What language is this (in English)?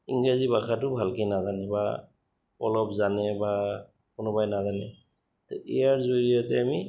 Assamese